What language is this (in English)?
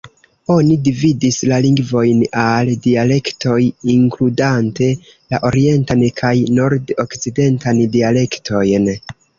Esperanto